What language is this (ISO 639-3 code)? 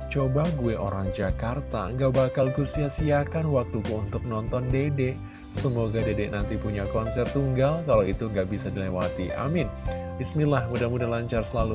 ind